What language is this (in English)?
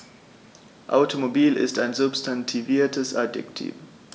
German